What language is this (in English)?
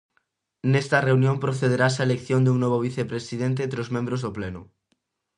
Galician